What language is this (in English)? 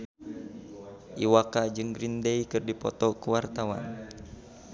Sundanese